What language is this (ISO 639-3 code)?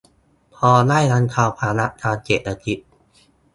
tha